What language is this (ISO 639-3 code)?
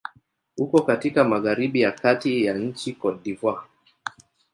swa